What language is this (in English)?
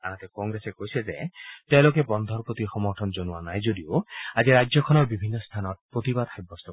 Assamese